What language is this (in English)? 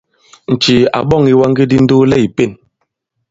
Bankon